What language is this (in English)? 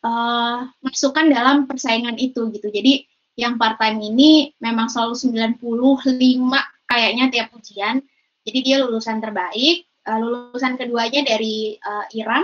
Indonesian